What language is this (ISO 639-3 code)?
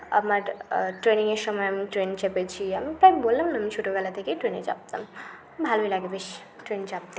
ben